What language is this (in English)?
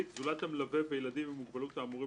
Hebrew